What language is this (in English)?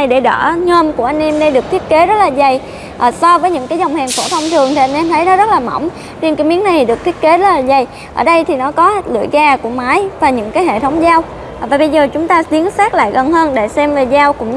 Vietnamese